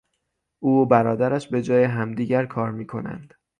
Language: Persian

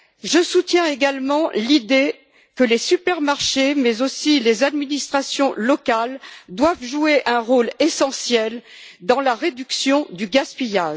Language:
French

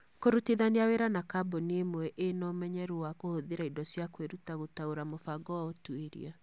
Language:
Kikuyu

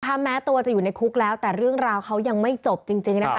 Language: Thai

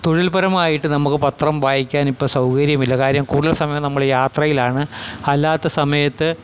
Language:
Malayalam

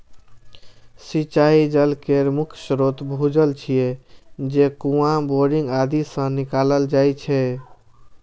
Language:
Maithili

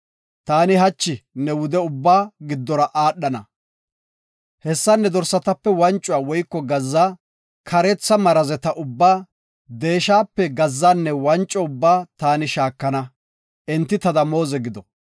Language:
Gofa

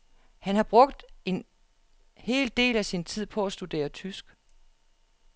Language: Danish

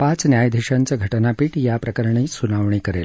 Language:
Marathi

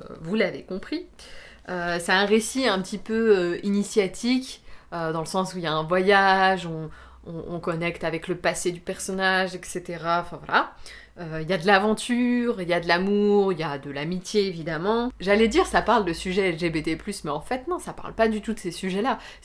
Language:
French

